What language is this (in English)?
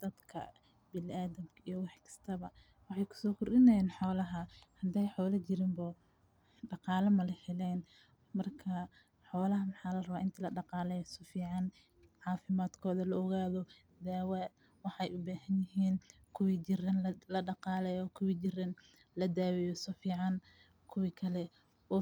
Somali